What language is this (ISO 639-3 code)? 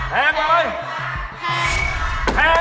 tha